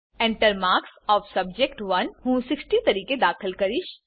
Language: Gujarati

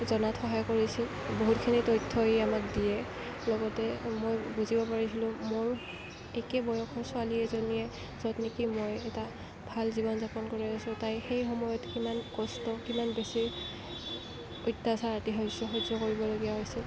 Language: Assamese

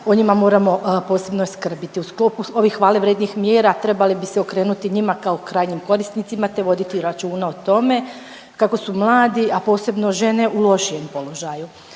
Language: Croatian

